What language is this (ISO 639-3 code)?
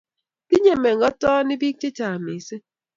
kln